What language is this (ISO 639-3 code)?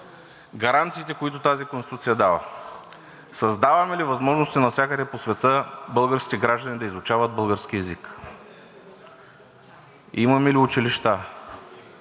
bul